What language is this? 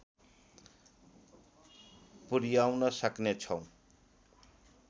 Nepali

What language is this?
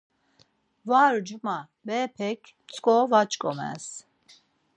Laz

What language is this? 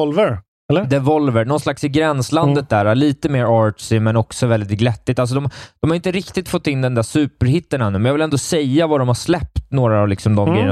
Swedish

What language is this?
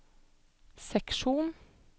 Norwegian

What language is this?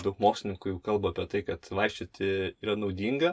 Lithuanian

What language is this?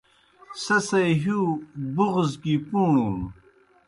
Kohistani Shina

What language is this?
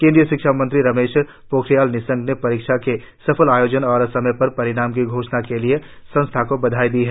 Hindi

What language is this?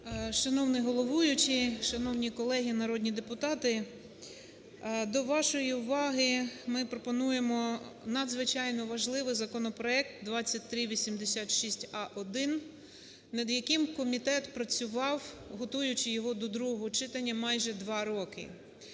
Ukrainian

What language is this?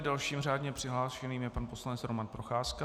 Czech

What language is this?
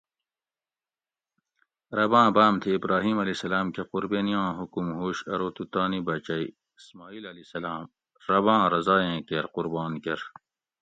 Gawri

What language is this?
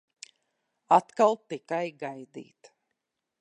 Latvian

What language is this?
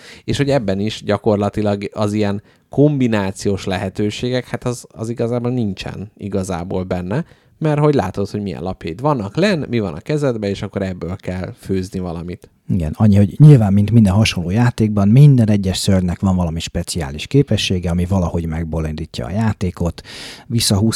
Hungarian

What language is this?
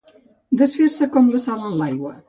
Catalan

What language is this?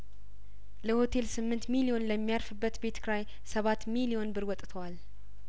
Amharic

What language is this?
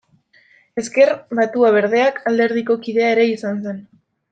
Basque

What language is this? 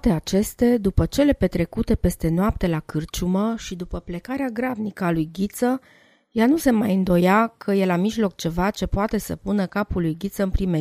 Romanian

